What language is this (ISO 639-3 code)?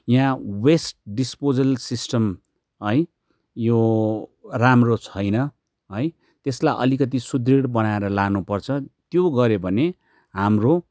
nep